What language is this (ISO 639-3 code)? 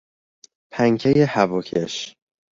fas